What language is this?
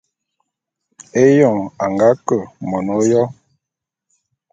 Bulu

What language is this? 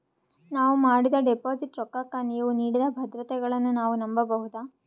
Kannada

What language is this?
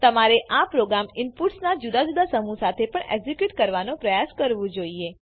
Gujarati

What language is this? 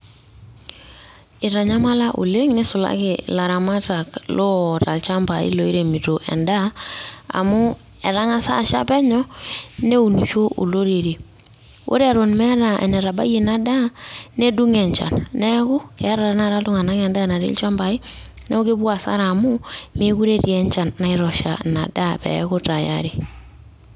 Masai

